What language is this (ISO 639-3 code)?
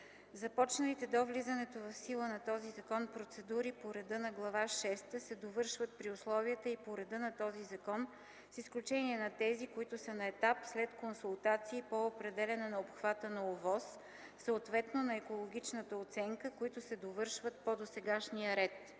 bul